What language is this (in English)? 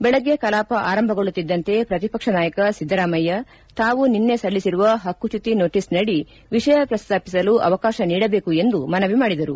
Kannada